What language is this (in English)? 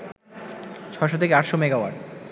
Bangla